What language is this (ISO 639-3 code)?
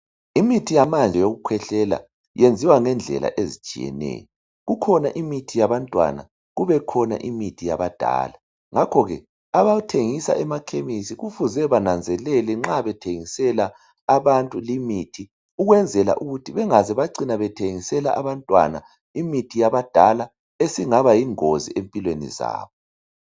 nde